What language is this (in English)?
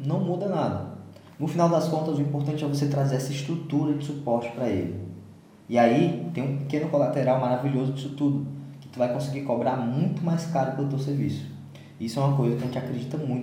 Portuguese